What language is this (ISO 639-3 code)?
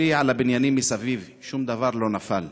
heb